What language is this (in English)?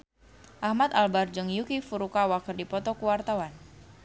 Sundanese